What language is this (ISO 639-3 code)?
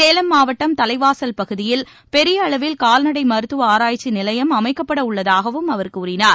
tam